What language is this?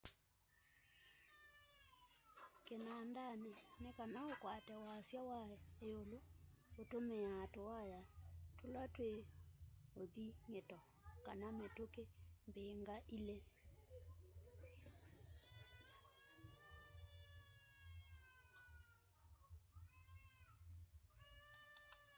Kamba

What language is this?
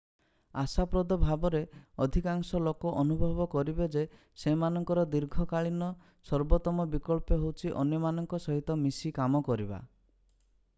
Odia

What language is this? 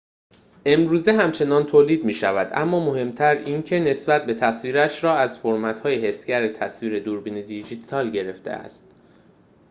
Persian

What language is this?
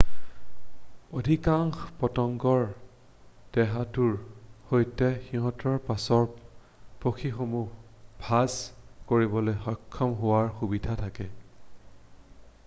Assamese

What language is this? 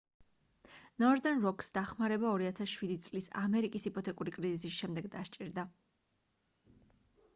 Georgian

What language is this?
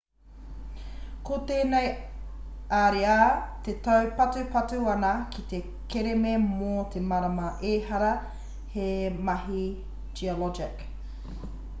Māori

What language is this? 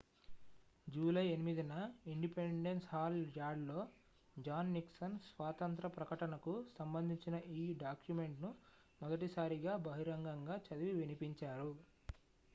Telugu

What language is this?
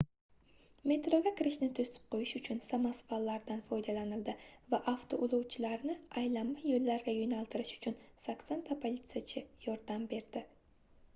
Uzbek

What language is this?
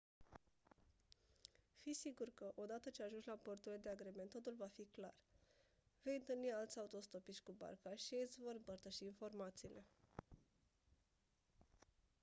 Romanian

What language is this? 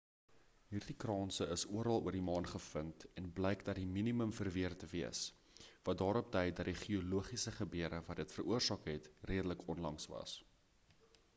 Afrikaans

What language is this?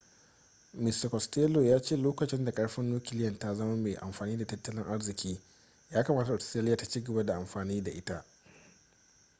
Hausa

